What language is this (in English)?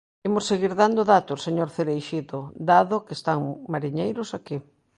Galician